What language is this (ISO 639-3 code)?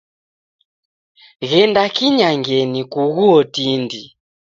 dav